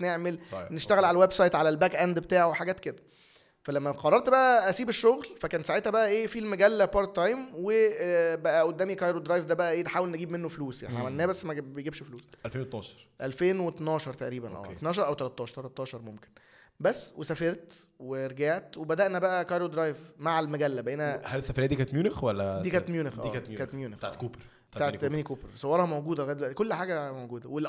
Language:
Arabic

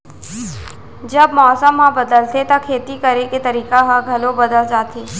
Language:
Chhattisgarhi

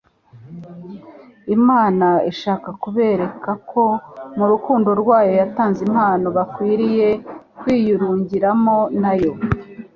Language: Kinyarwanda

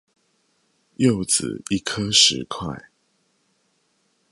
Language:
Chinese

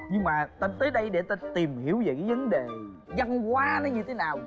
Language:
Vietnamese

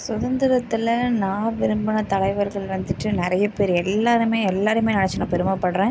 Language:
Tamil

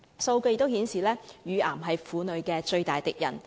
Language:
Cantonese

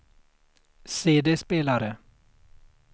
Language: Swedish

